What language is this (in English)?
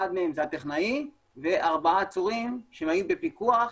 Hebrew